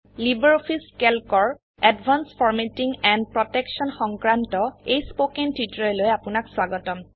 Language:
Assamese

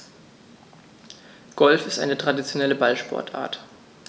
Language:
German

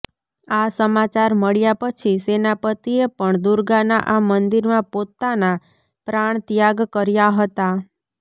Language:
Gujarati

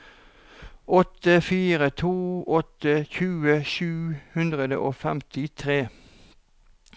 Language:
Norwegian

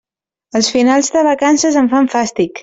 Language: Catalan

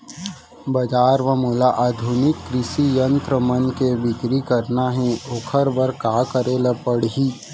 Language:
Chhattisgarhi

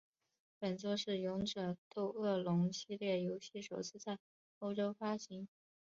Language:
Chinese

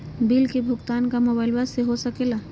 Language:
Magahi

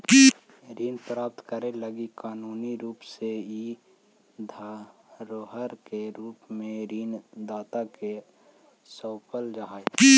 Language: Magahi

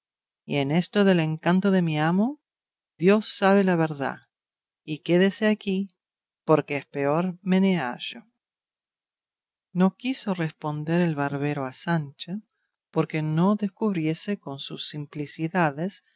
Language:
Spanish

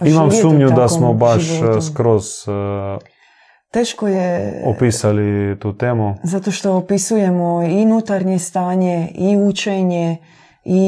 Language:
Croatian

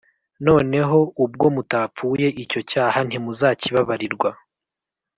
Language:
Kinyarwanda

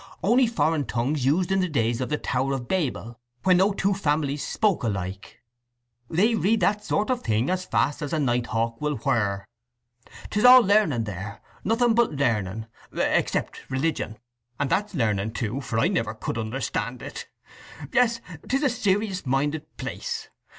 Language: English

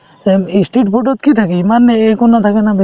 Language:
Assamese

